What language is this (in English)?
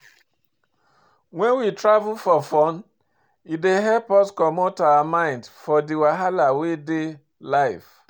Nigerian Pidgin